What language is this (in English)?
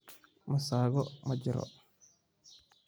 Somali